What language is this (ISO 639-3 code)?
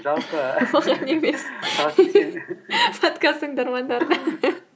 kaz